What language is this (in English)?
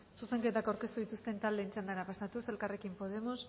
Basque